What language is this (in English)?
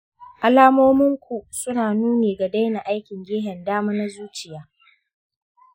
Hausa